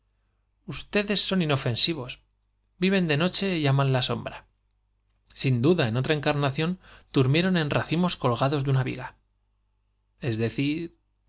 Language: Spanish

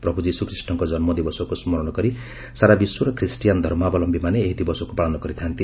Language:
Odia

